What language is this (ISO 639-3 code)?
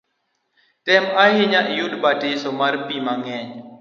luo